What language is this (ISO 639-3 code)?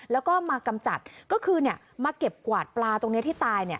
tha